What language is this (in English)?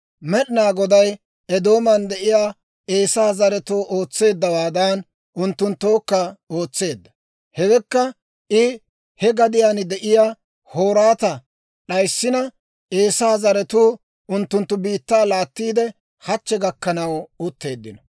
Dawro